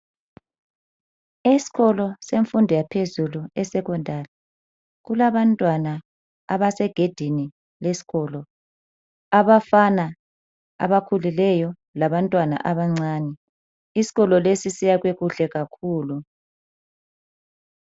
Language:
North Ndebele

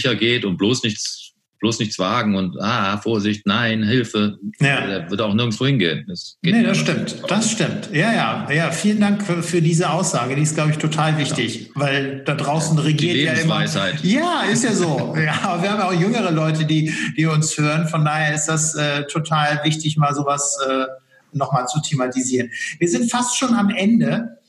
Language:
German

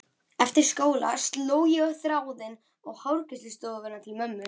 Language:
Icelandic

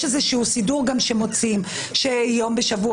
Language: Hebrew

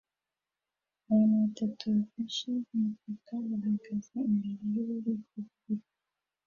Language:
Kinyarwanda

